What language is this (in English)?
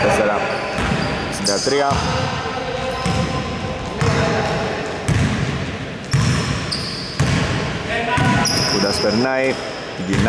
Greek